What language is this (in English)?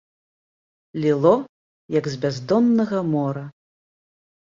Belarusian